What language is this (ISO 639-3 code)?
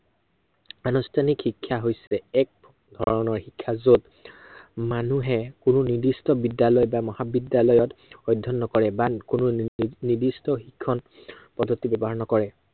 asm